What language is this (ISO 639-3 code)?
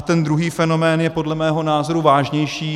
ces